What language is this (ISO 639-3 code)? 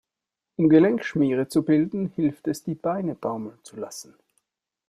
deu